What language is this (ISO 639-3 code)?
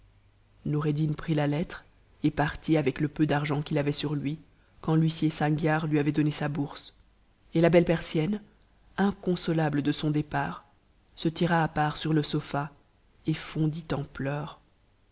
fra